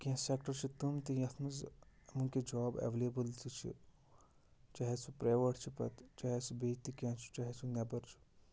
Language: Kashmiri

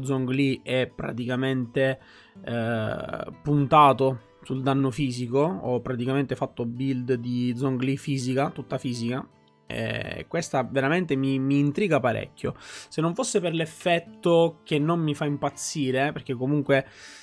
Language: Italian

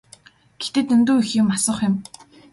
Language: Mongolian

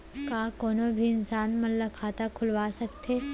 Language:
Chhattisgarhi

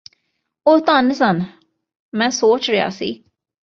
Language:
Punjabi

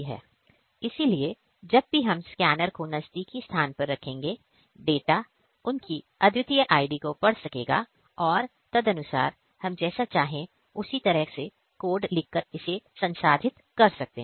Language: Hindi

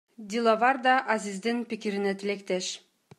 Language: Kyrgyz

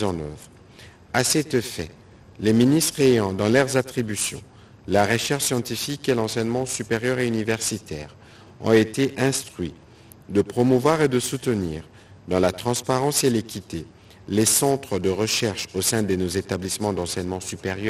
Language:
French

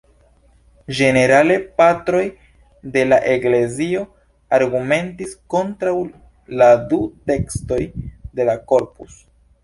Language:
Esperanto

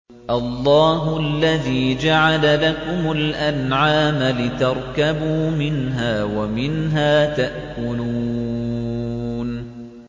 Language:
Arabic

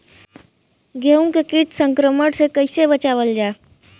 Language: Bhojpuri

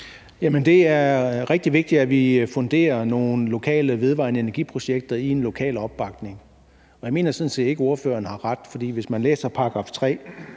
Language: Danish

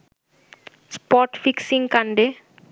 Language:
Bangla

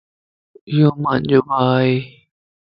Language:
Lasi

